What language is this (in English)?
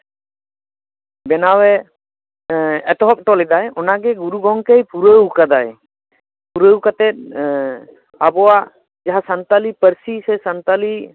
Santali